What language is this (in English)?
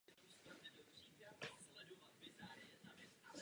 Czech